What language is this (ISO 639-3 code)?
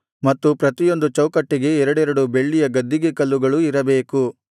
kan